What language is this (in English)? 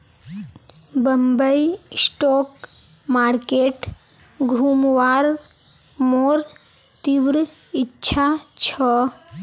Magahi